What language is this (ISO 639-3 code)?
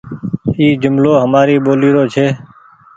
gig